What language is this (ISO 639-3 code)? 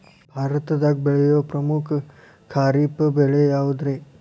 kan